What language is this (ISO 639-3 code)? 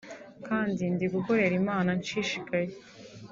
kin